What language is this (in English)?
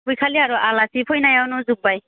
Bodo